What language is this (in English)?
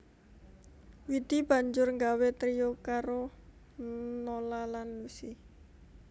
Javanese